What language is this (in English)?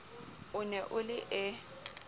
Southern Sotho